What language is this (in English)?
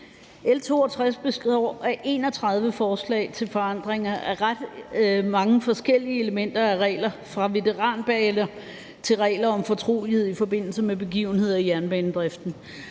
Danish